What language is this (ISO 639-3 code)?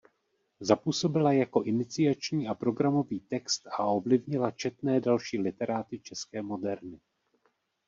ces